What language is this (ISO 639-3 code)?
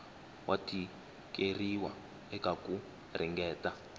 tso